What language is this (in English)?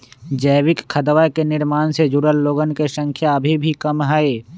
Magahi